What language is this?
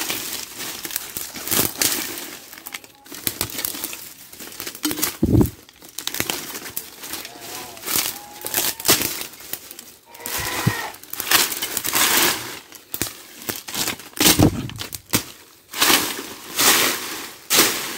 Vietnamese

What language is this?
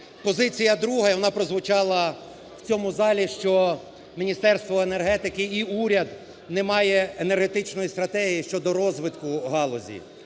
Ukrainian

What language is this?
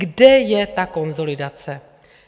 Czech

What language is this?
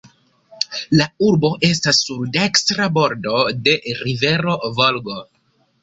Esperanto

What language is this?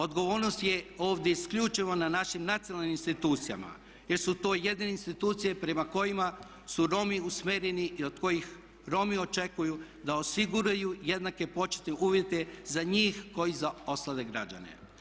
Croatian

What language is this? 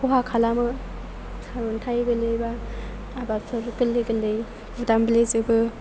Bodo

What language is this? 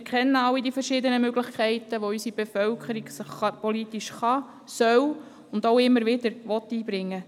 Swiss German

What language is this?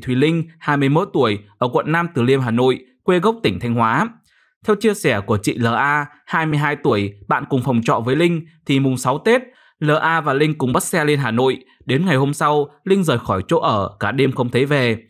Vietnamese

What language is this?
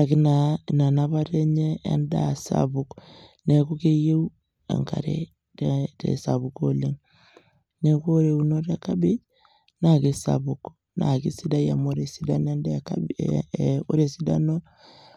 Masai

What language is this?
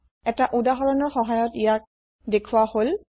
Assamese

